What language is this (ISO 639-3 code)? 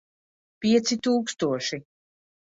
lav